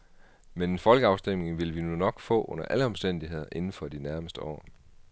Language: Danish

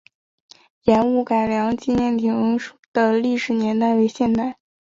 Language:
Chinese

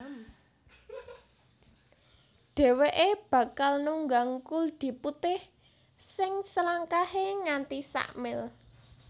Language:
Javanese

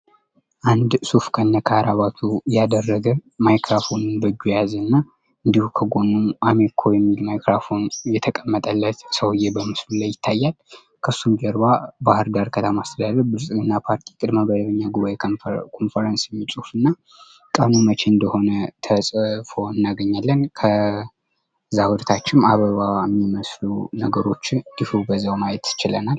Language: Amharic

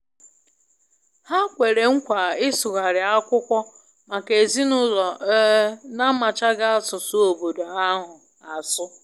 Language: Igbo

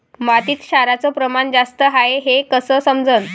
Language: Marathi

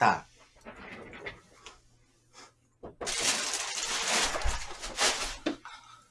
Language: Korean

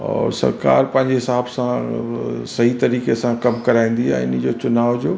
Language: Sindhi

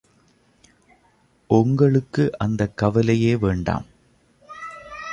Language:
Tamil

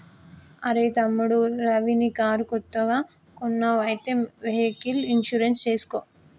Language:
Telugu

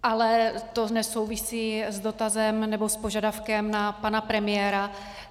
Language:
Czech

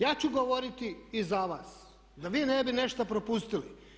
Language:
Croatian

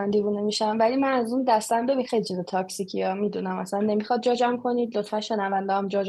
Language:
Persian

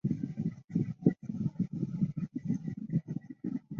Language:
Chinese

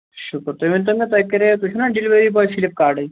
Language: Kashmiri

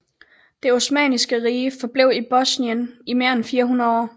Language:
Danish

